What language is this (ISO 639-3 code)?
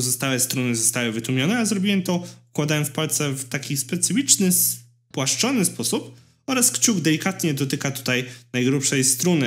pol